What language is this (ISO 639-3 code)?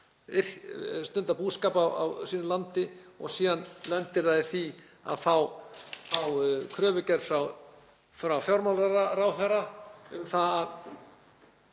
isl